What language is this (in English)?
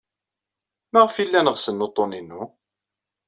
Kabyle